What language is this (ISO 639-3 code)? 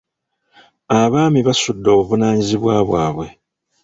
lug